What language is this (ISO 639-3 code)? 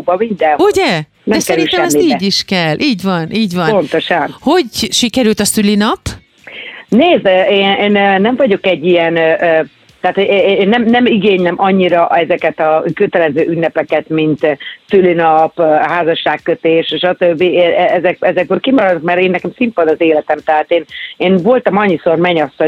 hun